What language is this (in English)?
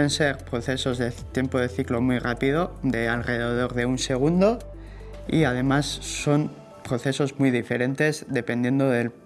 Spanish